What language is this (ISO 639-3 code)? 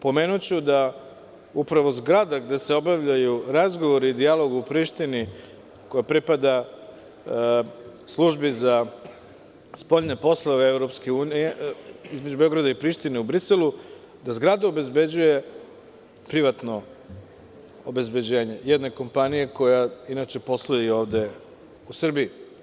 srp